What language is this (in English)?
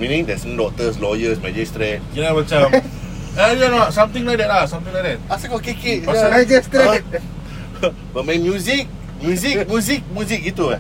Malay